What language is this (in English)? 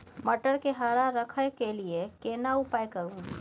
Maithili